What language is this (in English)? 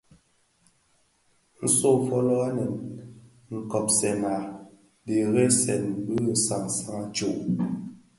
Bafia